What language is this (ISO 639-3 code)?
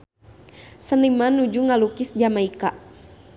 sun